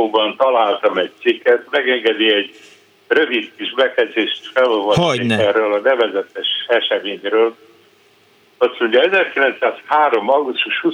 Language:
Hungarian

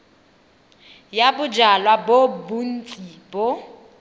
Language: Tswana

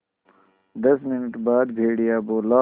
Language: Hindi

